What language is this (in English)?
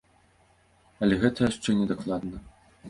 Belarusian